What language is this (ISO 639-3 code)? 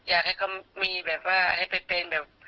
tha